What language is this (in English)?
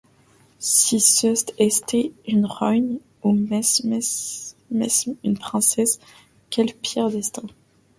French